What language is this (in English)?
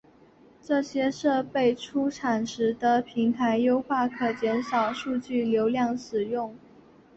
Chinese